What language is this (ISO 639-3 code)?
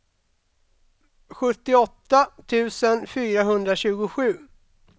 swe